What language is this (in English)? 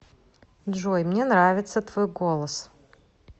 Russian